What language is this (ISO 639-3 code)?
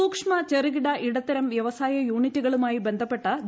mal